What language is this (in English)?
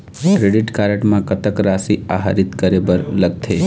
Chhattisgarhi